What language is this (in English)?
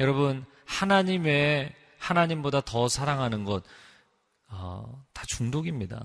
Korean